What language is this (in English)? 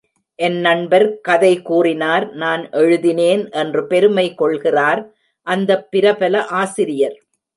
Tamil